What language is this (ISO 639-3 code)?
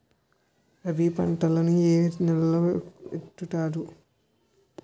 tel